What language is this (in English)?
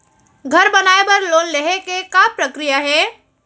Chhattisgarhi